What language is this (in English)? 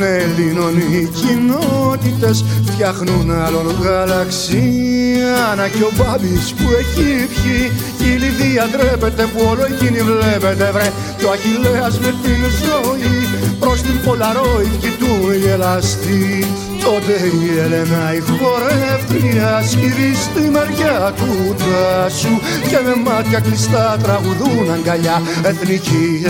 Greek